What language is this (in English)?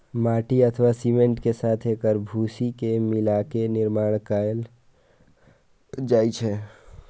Maithili